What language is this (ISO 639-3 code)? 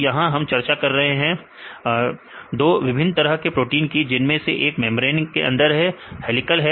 hin